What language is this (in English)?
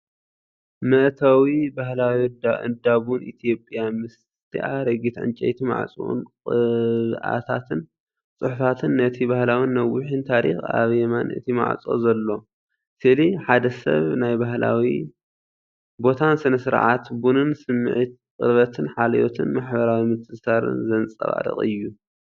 Tigrinya